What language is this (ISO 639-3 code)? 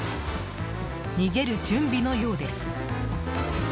jpn